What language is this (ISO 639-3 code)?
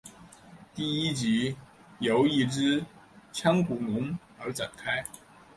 zho